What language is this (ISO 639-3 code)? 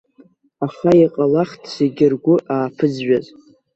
abk